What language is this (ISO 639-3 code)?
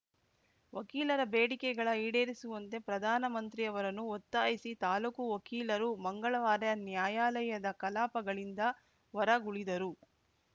kan